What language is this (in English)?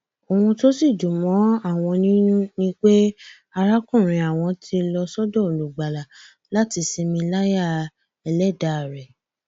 Yoruba